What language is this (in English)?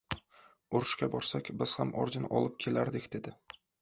Uzbek